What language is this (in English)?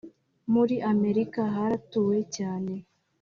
Kinyarwanda